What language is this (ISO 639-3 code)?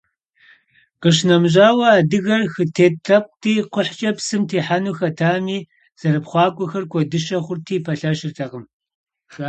kbd